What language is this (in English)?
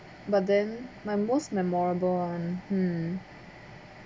English